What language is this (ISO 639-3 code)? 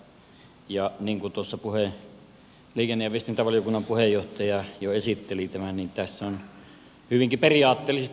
fin